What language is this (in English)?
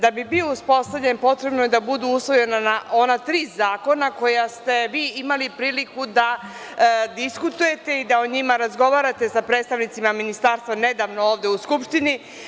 Serbian